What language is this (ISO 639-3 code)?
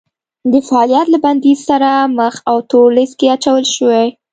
pus